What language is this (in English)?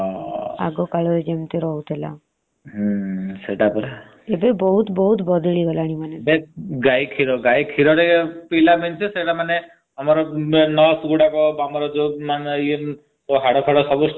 Odia